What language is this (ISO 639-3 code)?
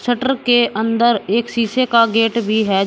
hin